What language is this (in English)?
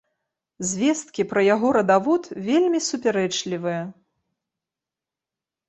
Belarusian